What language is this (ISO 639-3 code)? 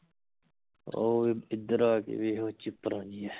pan